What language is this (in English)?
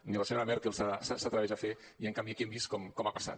Catalan